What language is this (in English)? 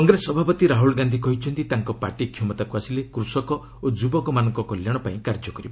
Odia